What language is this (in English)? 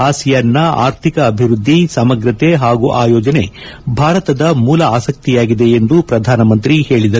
Kannada